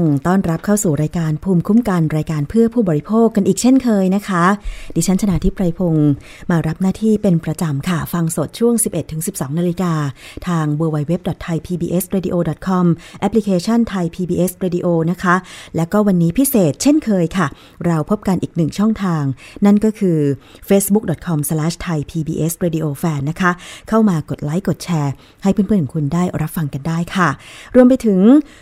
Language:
Thai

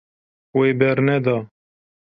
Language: Kurdish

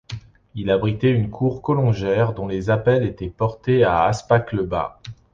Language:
French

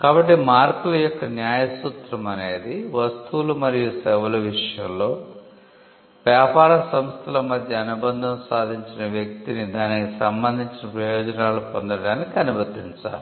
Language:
Telugu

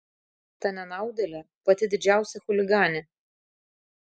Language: Lithuanian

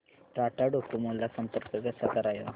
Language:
Marathi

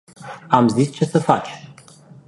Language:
Romanian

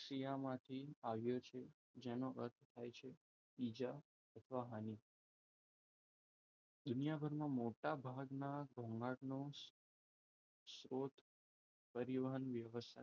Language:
Gujarati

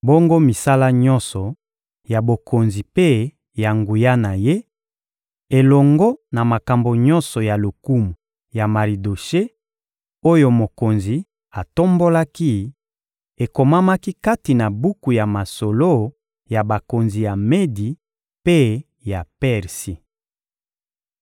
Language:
Lingala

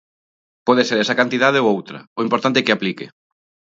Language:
Galician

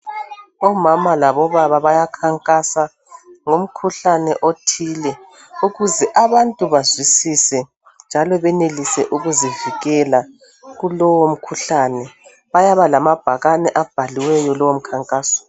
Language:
North Ndebele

